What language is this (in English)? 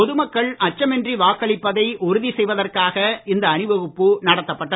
Tamil